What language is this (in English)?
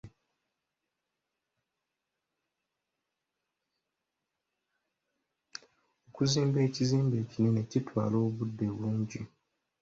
Ganda